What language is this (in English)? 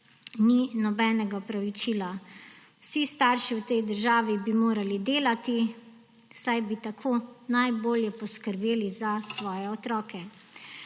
Slovenian